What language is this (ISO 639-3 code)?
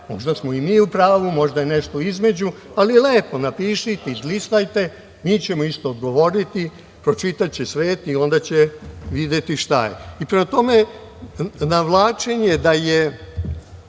srp